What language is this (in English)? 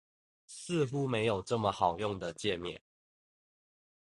Chinese